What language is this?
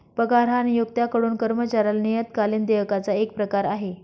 Marathi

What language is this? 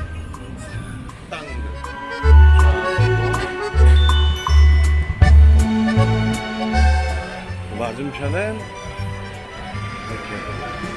Korean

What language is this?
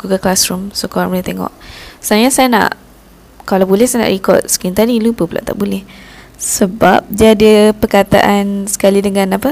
Malay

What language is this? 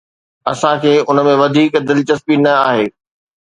Sindhi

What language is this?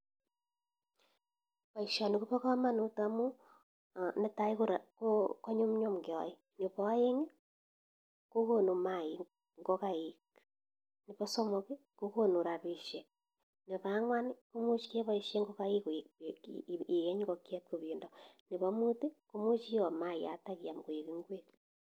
Kalenjin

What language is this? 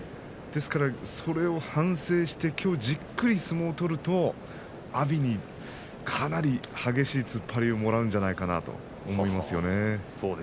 Japanese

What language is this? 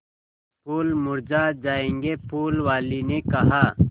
Hindi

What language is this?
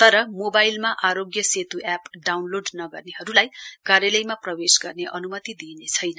Nepali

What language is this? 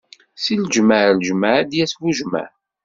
Kabyle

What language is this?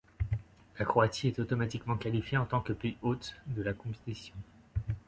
French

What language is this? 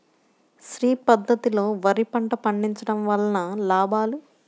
Telugu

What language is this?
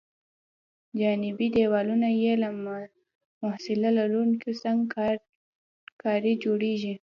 Pashto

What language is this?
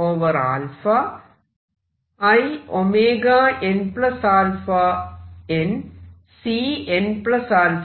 Malayalam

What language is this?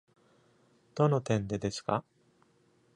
Japanese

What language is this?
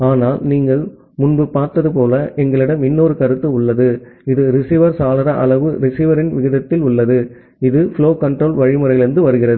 Tamil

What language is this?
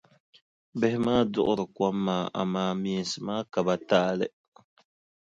Dagbani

